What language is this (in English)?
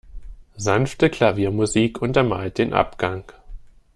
German